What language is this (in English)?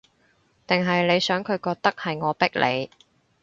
Cantonese